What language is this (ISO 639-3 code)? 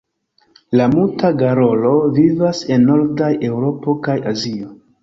epo